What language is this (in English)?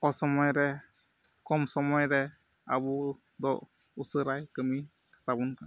Santali